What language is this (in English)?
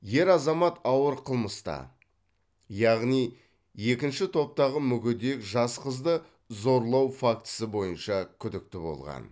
Kazakh